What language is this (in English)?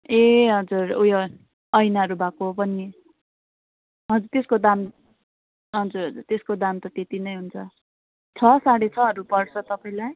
Nepali